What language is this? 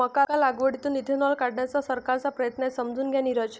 Marathi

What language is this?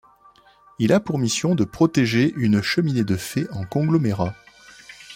French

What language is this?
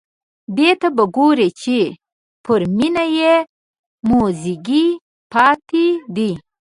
Pashto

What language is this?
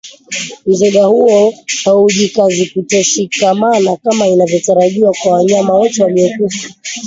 Swahili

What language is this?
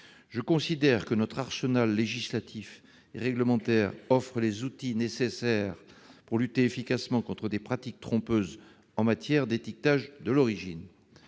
French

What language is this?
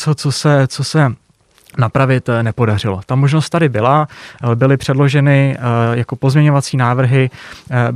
Czech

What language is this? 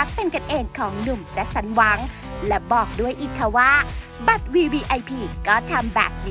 Thai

